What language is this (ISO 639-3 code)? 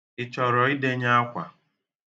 ibo